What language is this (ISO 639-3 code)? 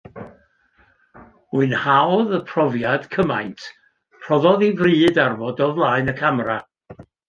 cym